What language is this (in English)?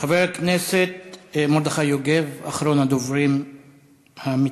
Hebrew